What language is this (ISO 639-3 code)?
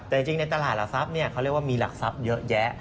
tha